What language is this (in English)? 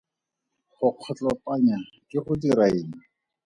Tswana